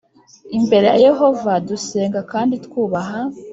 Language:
Kinyarwanda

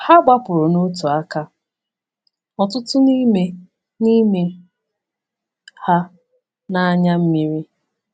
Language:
Igbo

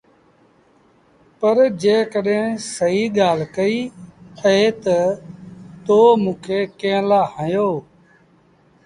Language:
Sindhi Bhil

